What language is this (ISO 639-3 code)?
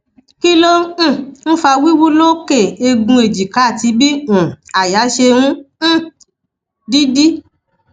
yor